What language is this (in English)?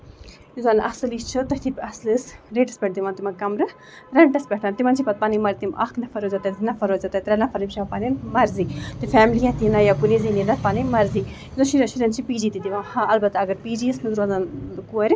Kashmiri